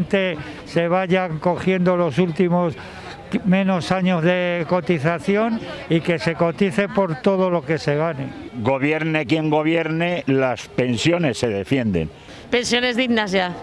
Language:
Spanish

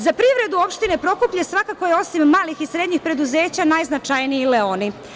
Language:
Serbian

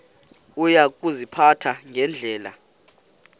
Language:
Xhosa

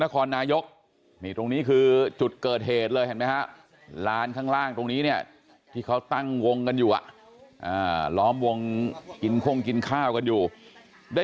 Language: Thai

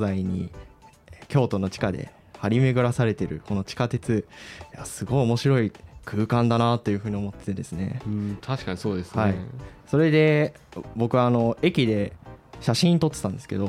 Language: Japanese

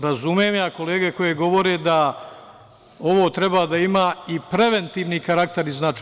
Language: Serbian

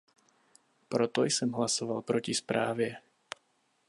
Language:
Czech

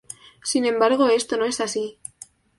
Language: Spanish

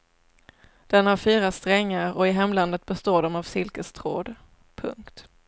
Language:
Swedish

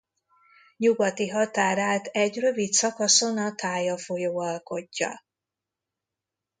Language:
Hungarian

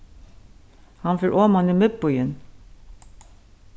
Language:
Faroese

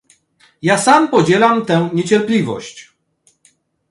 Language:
Polish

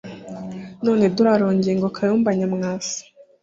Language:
Kinyarwanda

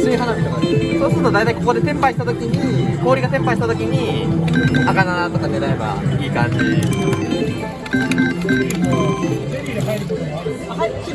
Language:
Japanese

